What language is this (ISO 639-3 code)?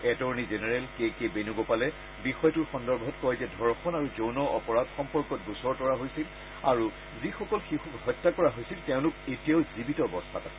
asm